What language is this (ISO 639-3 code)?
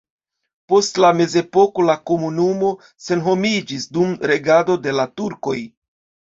epo